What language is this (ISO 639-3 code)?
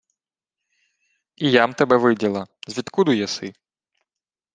ukr